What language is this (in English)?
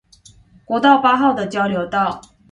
Chinese